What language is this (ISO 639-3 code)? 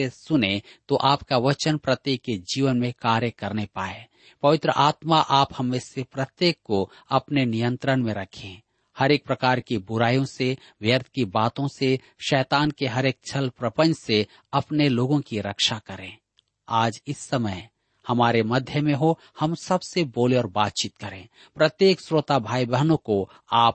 hin